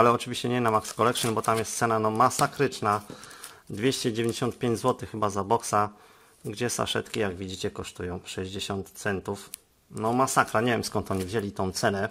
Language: Polish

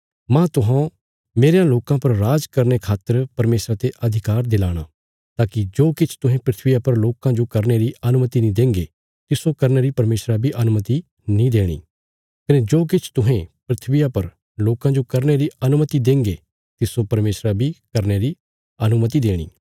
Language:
Bilaspuri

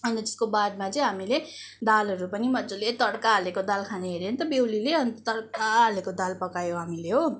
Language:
Nepali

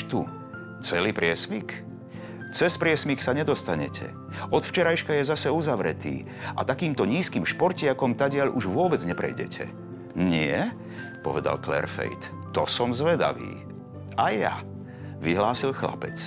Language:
Slovak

